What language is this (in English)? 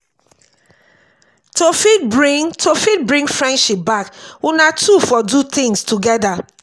Nigerian Pidgin